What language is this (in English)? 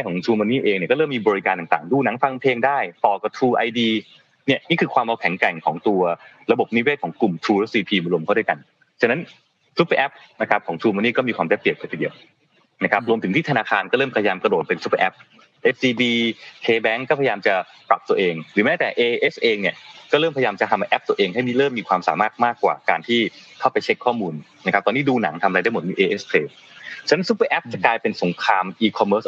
Thai